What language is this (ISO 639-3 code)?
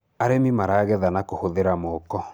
kik